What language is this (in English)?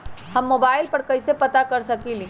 Magahi